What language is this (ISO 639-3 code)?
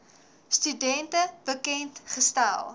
afr